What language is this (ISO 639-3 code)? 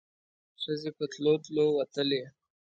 pus